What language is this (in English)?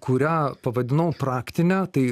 Lithuanian